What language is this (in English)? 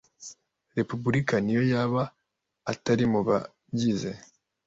Kinyarwanda